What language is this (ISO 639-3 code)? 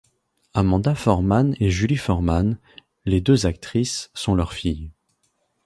fra